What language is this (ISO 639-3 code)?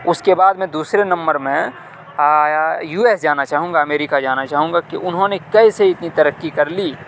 urd